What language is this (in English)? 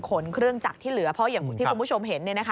Thai